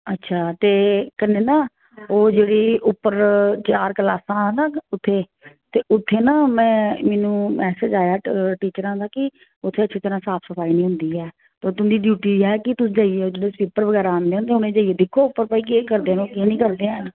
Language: Dogri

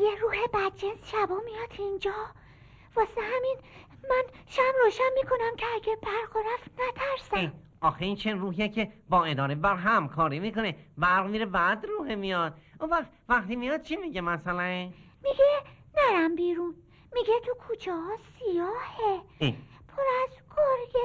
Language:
Persian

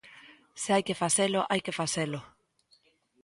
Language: Galician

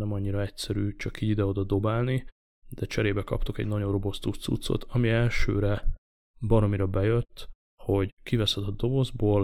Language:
Hungarian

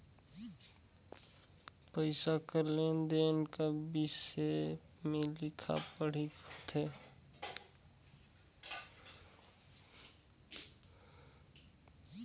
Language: Chhattisgarhi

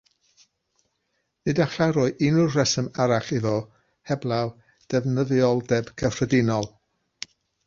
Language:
Welsh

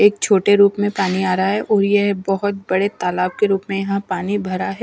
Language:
Hindi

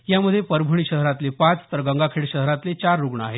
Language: Marathi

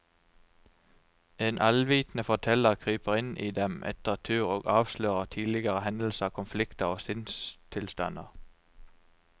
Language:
Norwegian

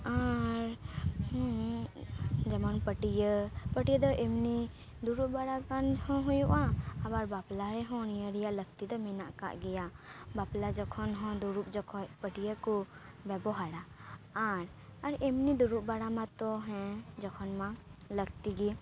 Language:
Santali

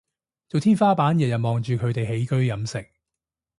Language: Cantonese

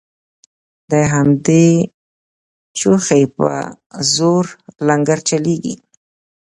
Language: Pashto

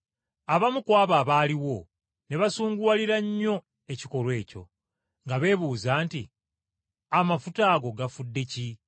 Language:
Ganda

